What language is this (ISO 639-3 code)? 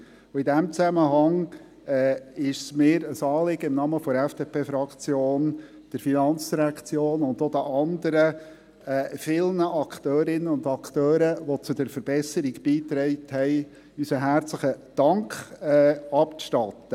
gsw